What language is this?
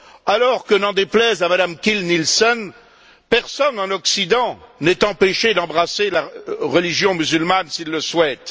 French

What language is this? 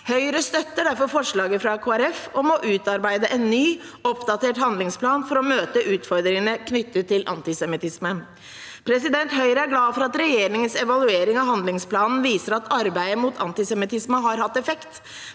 Norwegian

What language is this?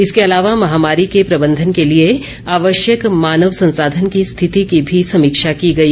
Hindi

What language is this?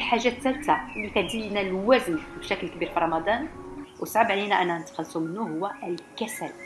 Arabic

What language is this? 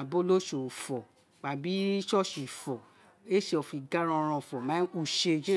Isekiri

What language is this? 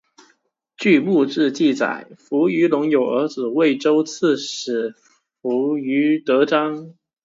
Chinese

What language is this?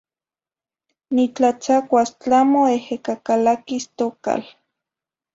Zacatlán-Ahuacatlán-Tepetzintla Nahuatl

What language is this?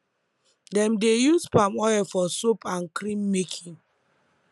Nigerian Pidgin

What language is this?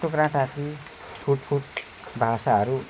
Nepali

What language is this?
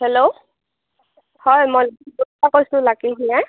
Assamese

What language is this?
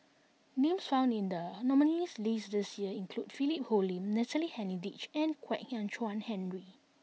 English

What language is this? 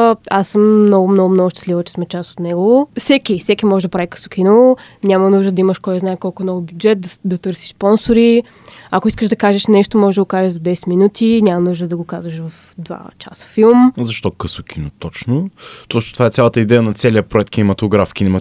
Bulgarian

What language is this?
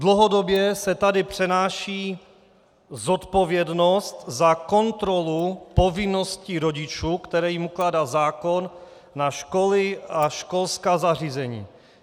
Czech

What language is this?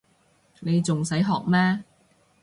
Cantonese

